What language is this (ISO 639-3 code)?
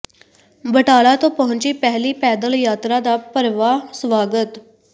pan